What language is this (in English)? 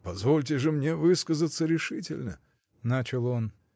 Russian